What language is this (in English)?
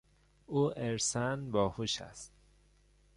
Persian